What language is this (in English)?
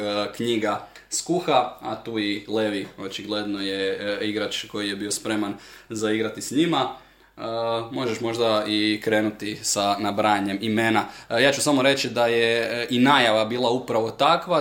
Croatian